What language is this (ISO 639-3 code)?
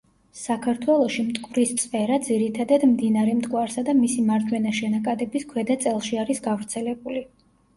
kat